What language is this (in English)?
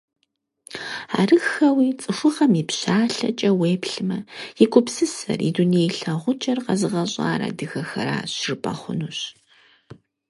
Kabardian